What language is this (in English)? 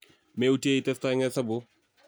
Kalenjin